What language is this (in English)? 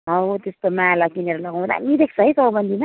Nepali